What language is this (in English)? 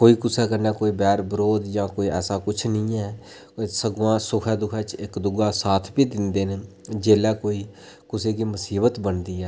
Dogri